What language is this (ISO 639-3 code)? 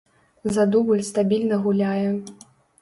bel